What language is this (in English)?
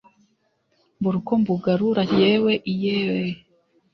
Kinyarwanda